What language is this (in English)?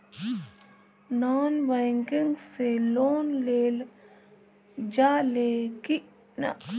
Bhojpuri